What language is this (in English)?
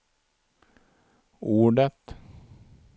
Swedish